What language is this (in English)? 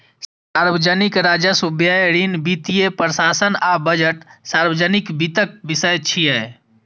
Maithili